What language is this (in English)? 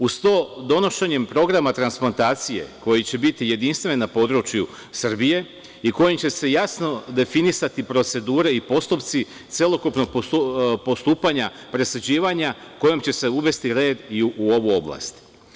Serbian